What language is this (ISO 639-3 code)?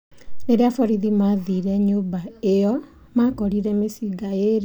kik